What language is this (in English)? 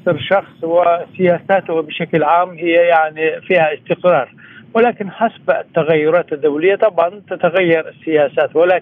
Arabic